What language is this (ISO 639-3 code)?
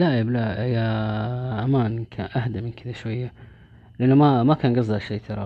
ara